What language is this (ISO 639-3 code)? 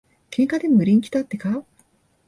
jpn